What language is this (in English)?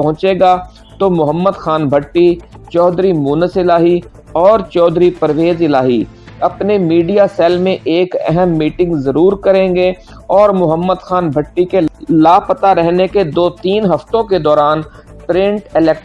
Urdu